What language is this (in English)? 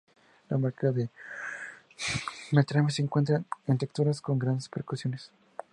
Spanish